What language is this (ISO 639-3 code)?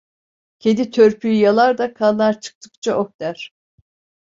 tur